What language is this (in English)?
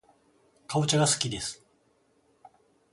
Japanese